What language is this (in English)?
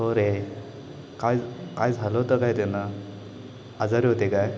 Marathi